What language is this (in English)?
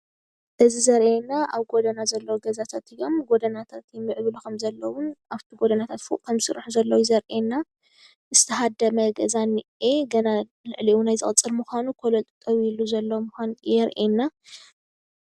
Tigrinya